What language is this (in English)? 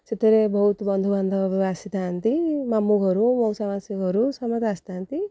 Odia